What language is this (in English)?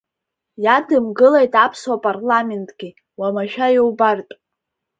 Abkhazian